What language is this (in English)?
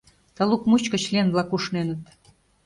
Mari